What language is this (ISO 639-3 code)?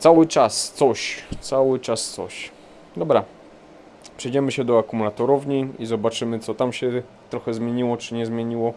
pol